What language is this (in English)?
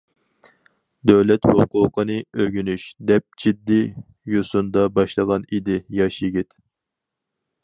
Uyghur